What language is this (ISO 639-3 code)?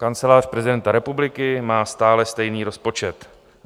ces